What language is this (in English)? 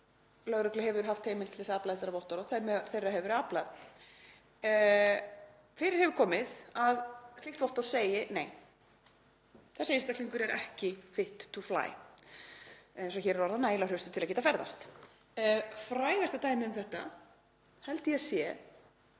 Icelandic